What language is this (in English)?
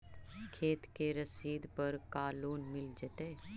Magahi